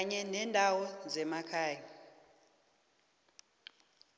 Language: South Ndebele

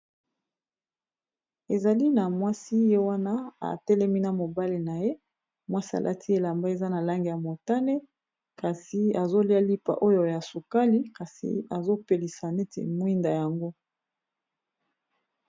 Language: Lingala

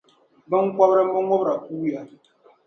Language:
Dagbani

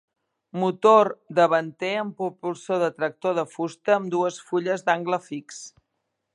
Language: Catalan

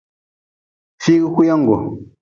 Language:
Nawdm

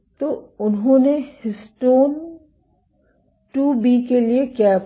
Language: Hindi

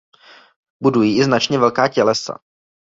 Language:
Czech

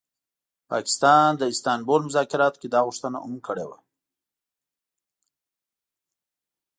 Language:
Pashto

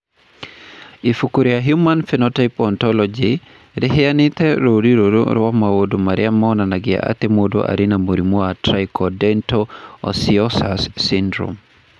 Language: Kikuyu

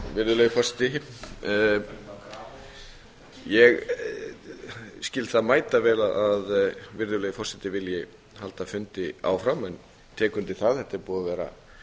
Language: Icelandic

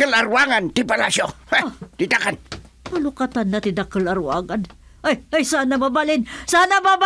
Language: Filipino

